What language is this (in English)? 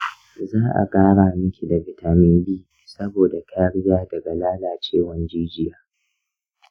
Hausa